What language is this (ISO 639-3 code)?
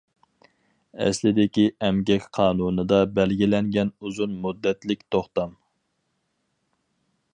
uig